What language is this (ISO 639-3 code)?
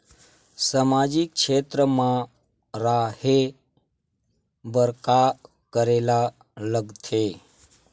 hne